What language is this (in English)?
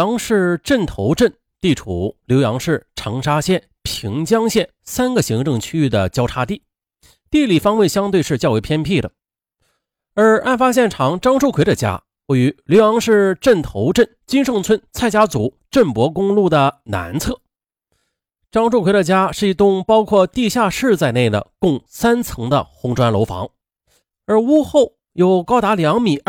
Chinese